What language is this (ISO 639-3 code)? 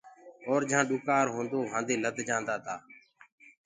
ggg